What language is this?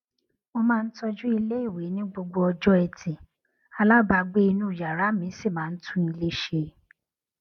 Yoruba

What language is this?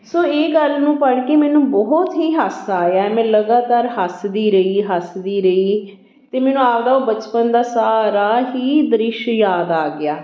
Punjabi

